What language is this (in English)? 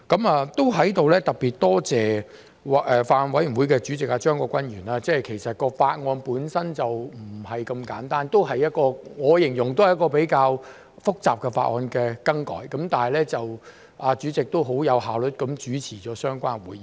Cantonese